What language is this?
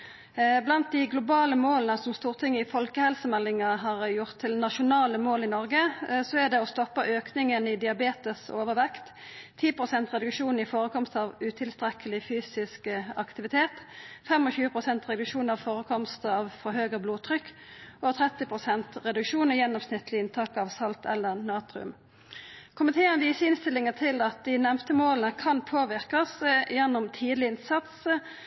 Norwegian Nynorsk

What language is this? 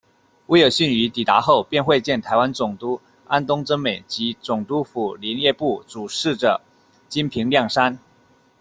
Chinese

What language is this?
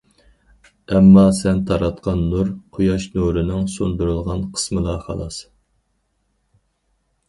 Uyghur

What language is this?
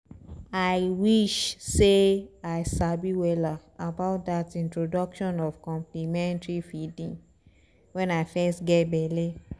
Nigerian Pidgin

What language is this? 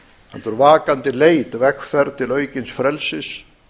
Icelandic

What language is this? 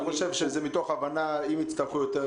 Hebrew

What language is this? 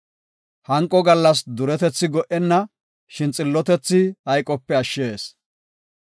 Gofa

